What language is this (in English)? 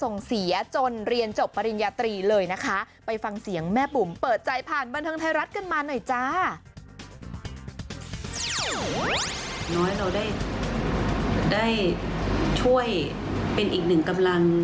Thai